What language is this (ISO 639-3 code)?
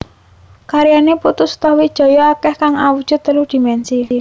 jav